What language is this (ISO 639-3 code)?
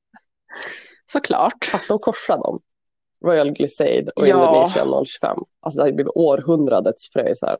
swe